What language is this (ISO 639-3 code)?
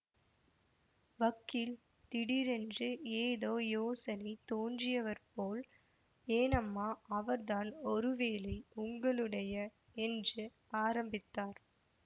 tam